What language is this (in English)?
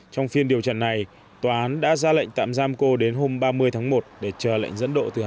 Vietnamese